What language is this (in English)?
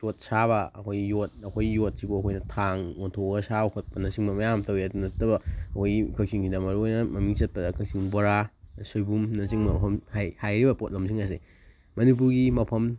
Manipuri